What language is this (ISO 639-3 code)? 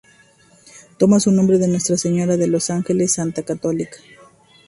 spa